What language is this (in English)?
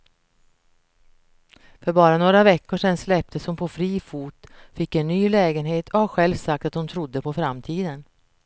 Swedish